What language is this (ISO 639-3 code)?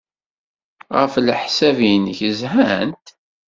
kab